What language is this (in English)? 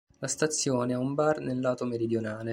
Italian